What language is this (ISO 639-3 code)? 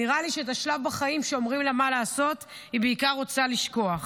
heb